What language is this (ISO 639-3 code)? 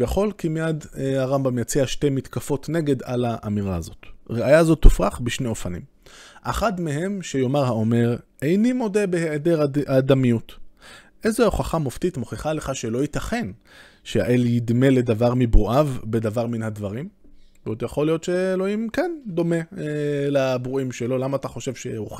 heb